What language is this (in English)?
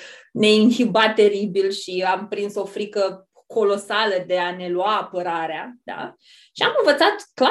Romanian